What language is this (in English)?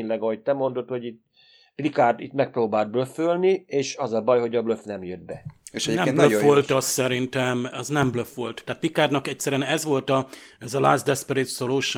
Hungarian